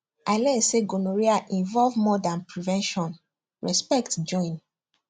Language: Nigerian Pidgin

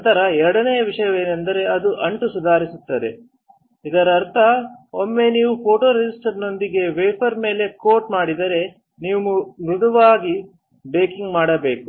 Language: Kannada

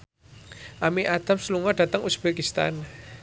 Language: Javanese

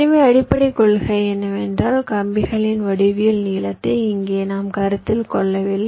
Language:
Tamil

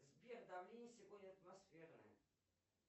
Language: Russian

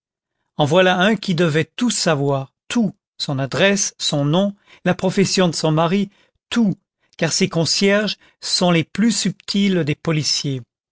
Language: French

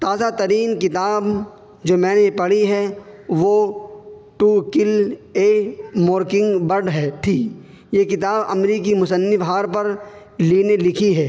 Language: Urdu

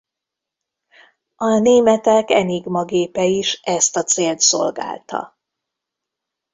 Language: Hungarian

